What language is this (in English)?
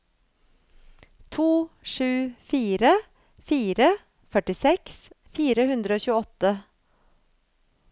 Norwegian